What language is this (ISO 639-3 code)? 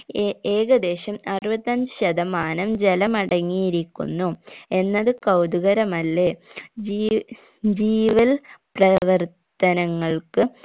mal